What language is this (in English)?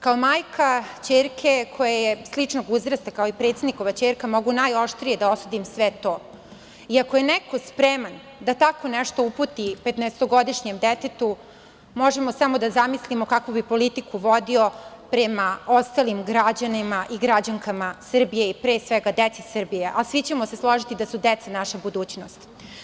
Serbian